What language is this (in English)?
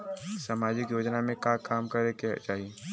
Bhojpuri